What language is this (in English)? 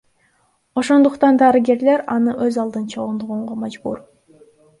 Kyrgyz